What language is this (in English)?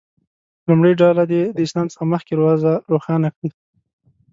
Pashto